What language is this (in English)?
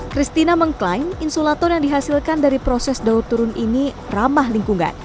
Indonesian